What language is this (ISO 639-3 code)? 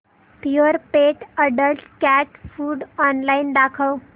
mar